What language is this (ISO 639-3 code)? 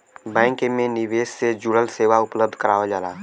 bho